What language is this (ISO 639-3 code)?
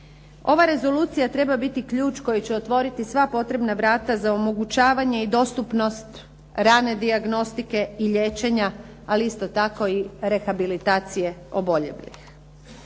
hrv